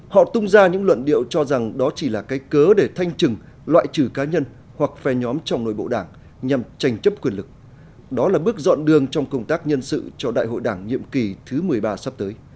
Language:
Vietnamese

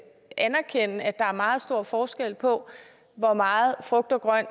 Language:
Danish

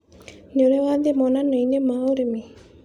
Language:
Kikuyu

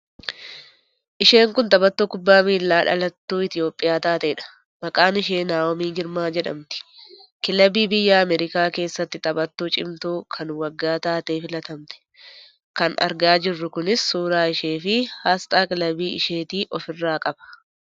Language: Oromo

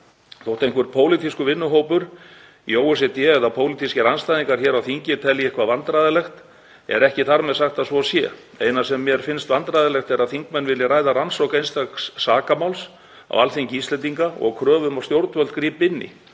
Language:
Icelandic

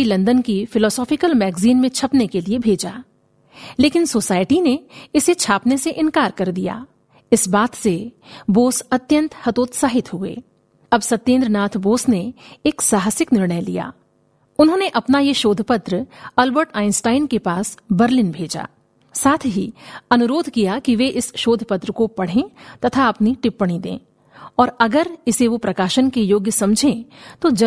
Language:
Hindi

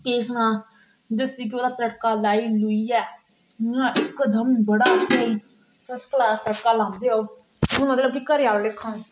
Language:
Dogri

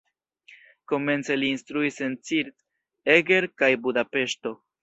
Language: Esperanto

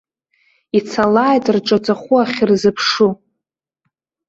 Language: Abkhazian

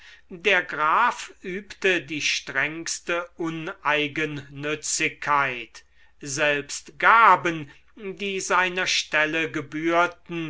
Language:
German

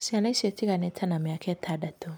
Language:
Kikuyu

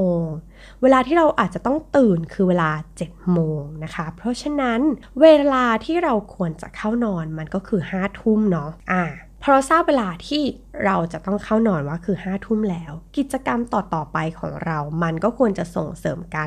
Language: Thai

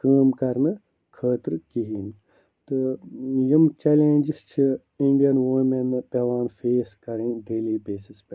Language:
Kashmiri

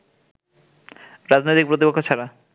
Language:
Bangla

